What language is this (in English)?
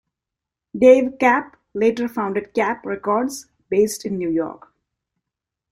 English